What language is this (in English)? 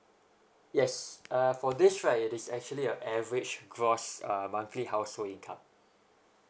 English